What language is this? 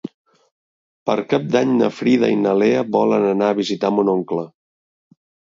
Catalan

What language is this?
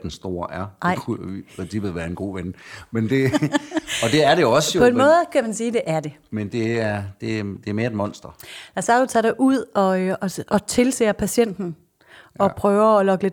Danish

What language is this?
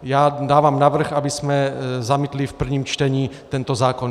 Czech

